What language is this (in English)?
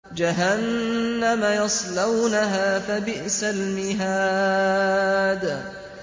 Arabic